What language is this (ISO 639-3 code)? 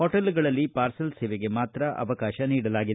kan